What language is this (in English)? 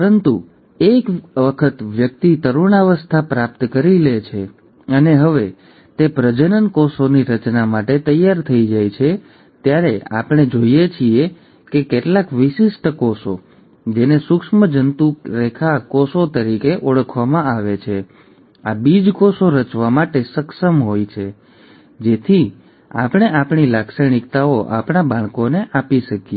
Gujarati